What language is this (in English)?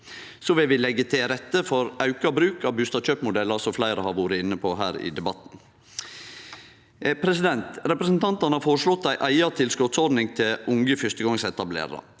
Norwegian